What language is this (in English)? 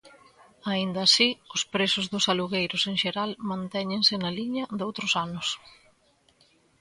Galician